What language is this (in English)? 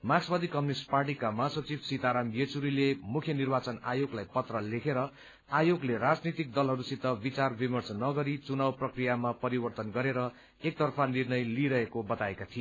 Nepali